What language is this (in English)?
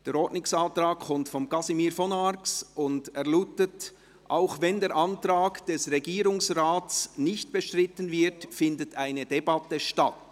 Swiss German